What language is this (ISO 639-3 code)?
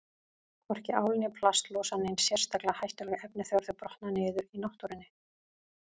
isl